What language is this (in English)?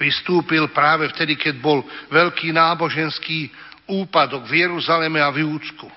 Slovak